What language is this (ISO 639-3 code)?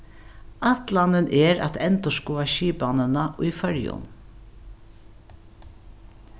fao